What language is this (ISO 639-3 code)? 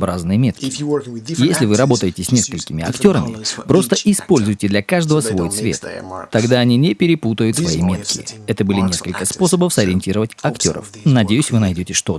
rus